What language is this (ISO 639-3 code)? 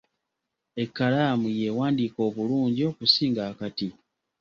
lug